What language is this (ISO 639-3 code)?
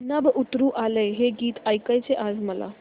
mar